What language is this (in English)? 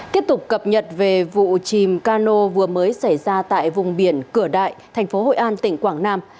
Vietnamese